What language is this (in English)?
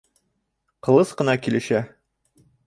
Bashkir